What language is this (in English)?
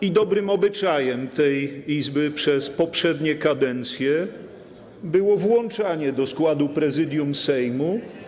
Polish